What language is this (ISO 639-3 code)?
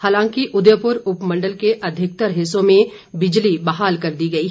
hin